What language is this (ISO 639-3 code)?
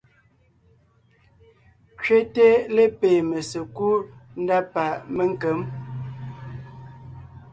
nnh